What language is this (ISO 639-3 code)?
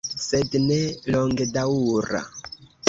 epo